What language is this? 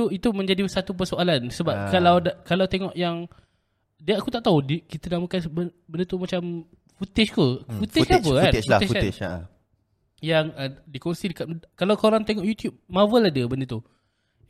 Malay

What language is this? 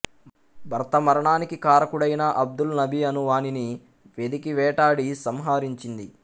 Telugu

